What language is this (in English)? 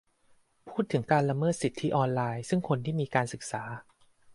Thai